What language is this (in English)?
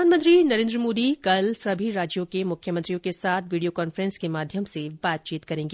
Hindi